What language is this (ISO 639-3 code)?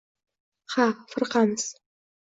uzb